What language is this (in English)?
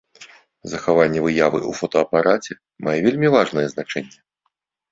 Belarusian